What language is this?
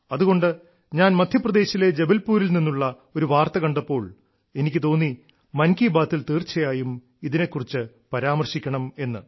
Malayalam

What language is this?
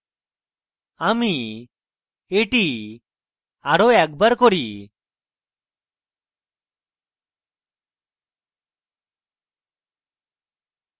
Bangla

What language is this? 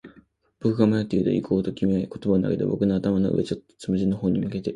Japanese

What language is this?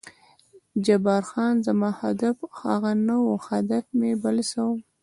Pashto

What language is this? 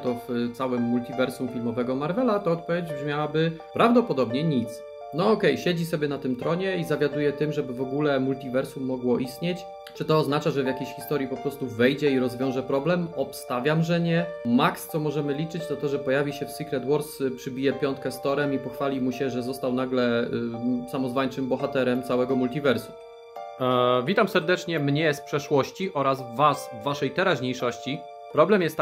Polish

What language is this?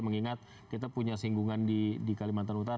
Indonesian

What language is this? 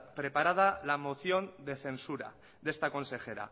Spanish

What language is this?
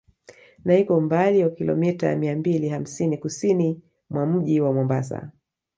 Swahili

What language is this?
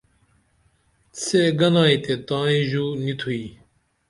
Dameli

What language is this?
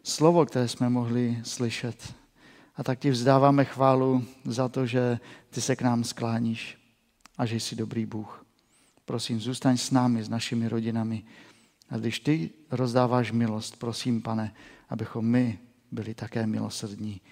Czech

